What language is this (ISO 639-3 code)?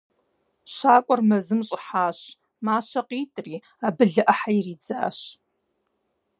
kbd